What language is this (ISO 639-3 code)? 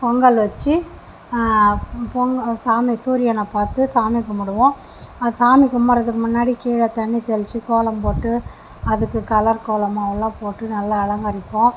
tam